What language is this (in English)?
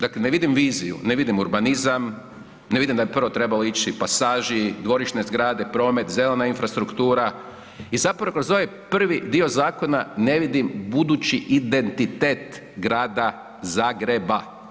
Croatian